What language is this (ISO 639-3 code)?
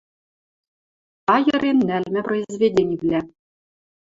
mrj